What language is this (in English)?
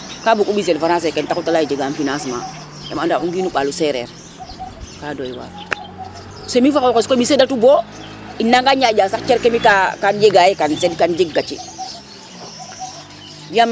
Serer